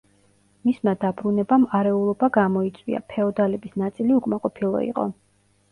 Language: Georgian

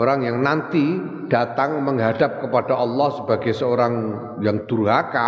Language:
Indonesian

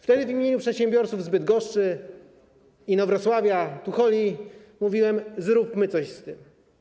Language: Polish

